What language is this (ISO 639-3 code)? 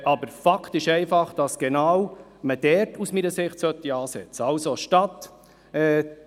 gsw